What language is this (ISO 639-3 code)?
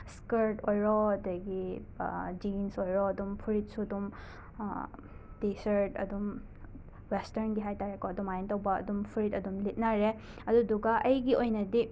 mni